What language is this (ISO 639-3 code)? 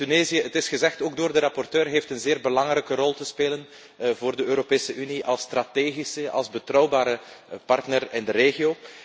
nld